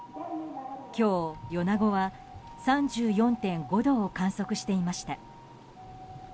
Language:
Japanese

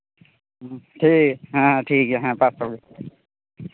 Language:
Santali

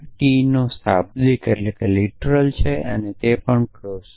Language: Gujarati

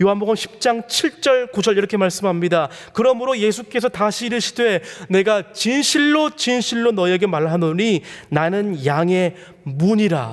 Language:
Korean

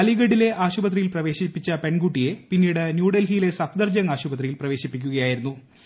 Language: Malayalam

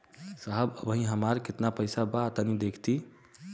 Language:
Bhojpuri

